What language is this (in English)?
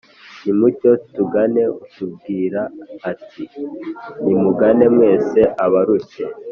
Kinyarwanda